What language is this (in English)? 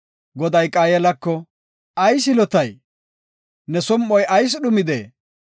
Gofa